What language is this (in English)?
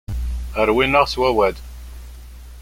Kabyle